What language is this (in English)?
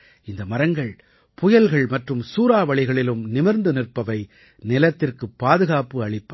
Tamil